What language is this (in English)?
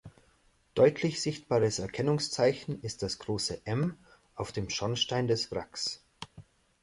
German